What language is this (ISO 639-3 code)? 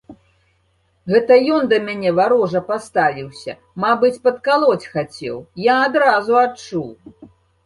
bel